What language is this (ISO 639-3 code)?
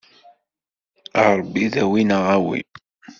kab